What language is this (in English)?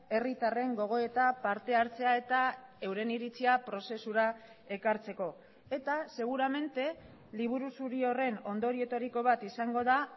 Basque